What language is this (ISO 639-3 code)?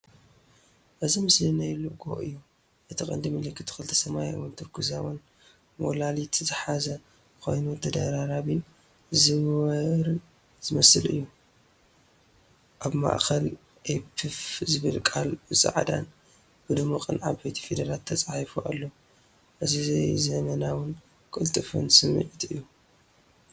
tir